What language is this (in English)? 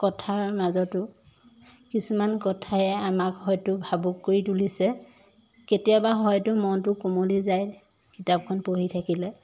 Assamese